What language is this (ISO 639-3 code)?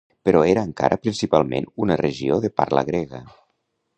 cat